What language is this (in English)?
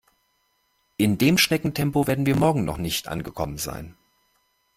German